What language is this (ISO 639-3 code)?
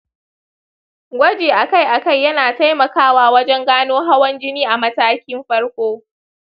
hau